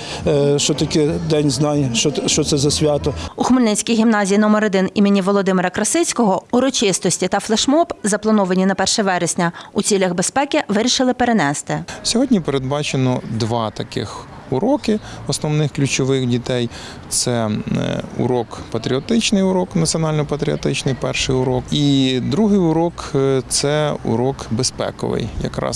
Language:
Ukrainian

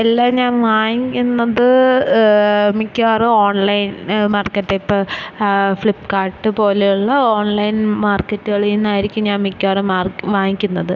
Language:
Malayalam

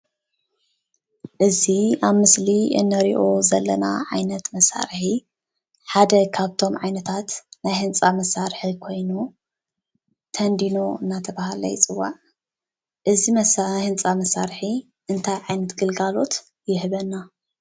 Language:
Tigrinya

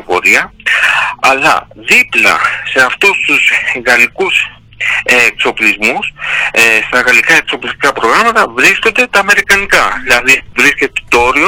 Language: Greek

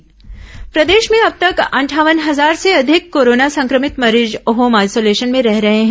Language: Hindi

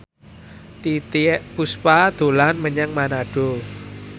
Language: Javanese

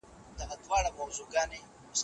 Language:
Pashto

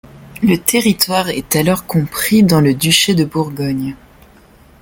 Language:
French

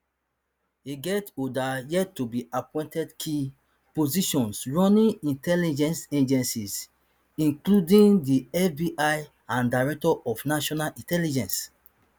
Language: Nigerian Pidgin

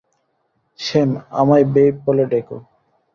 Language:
Bangla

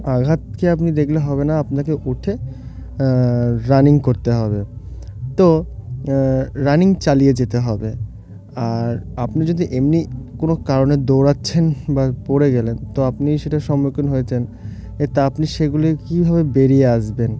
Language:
Bangla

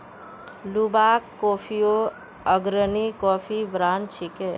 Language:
Magahi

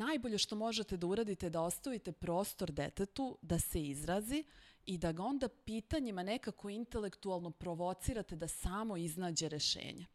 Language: Slovak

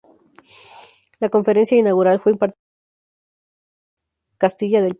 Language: Spanish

